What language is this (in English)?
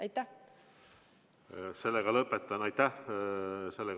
Estonian